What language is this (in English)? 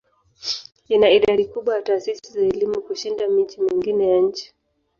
Swahili